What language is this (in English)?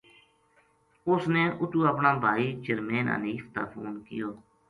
Gujari